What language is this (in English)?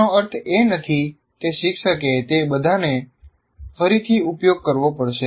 Gujarati